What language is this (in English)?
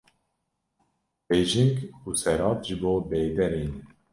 Kurdish